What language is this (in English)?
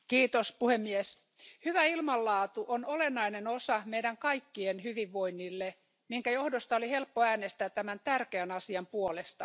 Finnish